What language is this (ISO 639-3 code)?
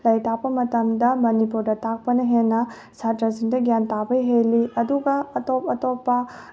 mni